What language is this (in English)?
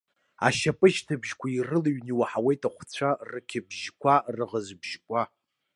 Abkhazian